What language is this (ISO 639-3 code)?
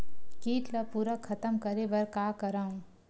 hne